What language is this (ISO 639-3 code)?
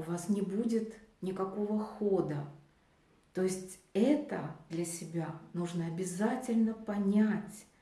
rus